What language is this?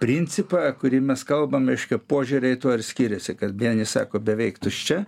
Lithuanian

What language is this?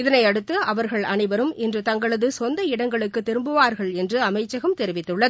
Tamil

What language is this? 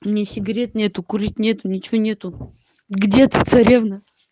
Russian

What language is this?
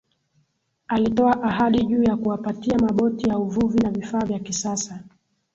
Swahili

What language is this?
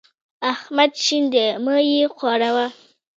Pashto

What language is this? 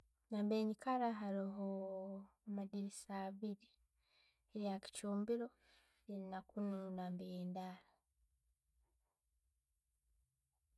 Tooro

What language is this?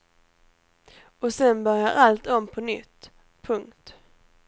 Swedish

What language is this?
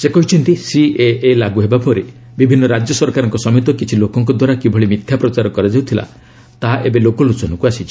Odia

